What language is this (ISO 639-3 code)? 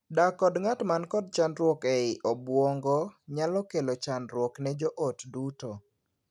luo